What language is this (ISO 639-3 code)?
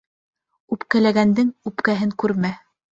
bak